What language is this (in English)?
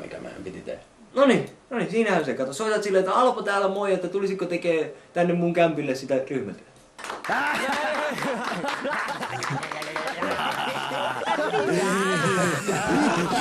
Finnish